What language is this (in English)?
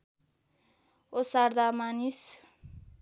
Nepali